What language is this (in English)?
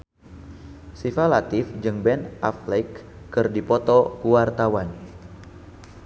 Sundanese